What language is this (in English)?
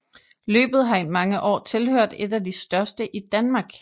Danish